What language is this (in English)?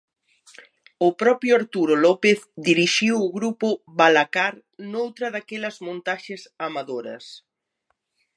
Galician